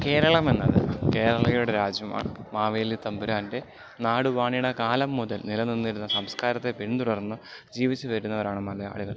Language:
Malayalam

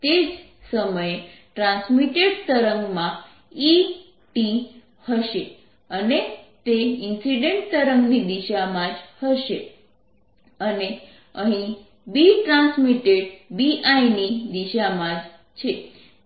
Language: Gujarati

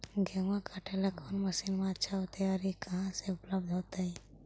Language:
Magahi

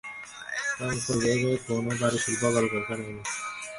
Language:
Bangla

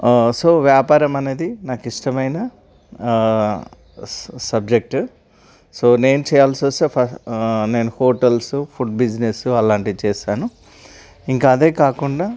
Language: Telugu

